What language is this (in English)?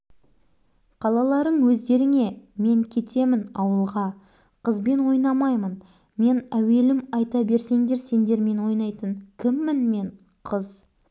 Kazakh